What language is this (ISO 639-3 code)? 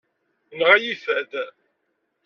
kab